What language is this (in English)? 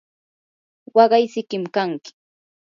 Yanahuanca Pasco Quechua